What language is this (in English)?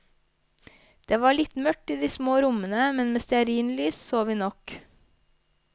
Norwegian